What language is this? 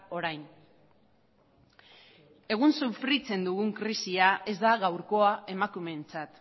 Basque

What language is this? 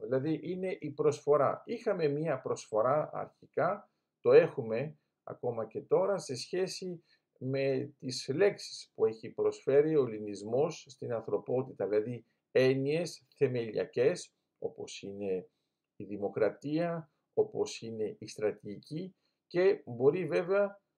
Greek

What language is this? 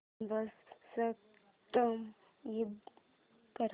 Marathi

